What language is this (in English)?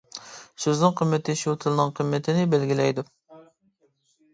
Uyghur